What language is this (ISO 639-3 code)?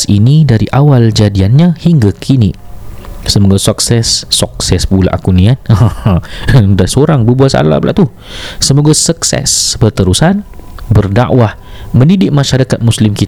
msa